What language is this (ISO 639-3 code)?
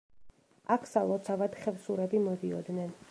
kat